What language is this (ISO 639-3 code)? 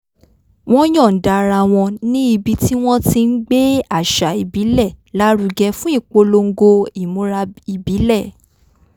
yor